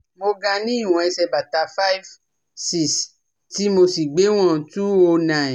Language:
Yoruba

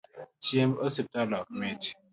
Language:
Luo (Kenya and Tanzania)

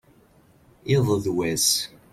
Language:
Kabyle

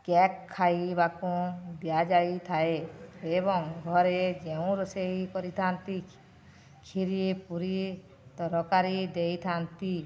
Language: Odia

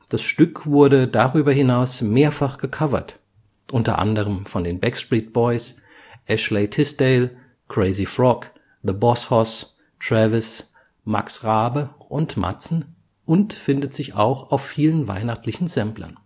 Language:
German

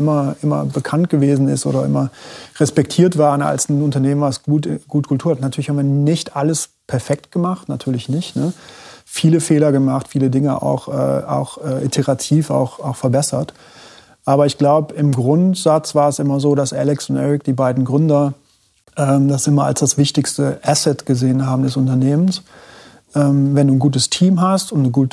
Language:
German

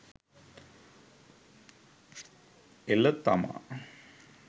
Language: Sinhala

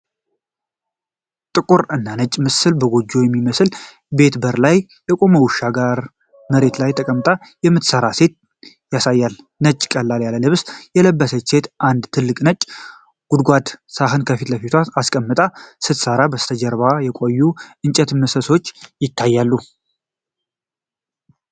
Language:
Amharic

